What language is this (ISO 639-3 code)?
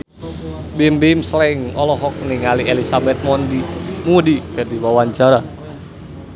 sun